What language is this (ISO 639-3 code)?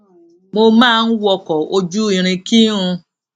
yor